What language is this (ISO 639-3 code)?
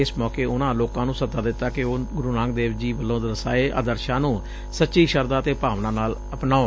pan